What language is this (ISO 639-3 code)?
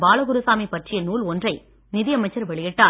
tam